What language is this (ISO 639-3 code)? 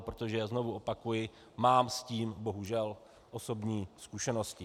ces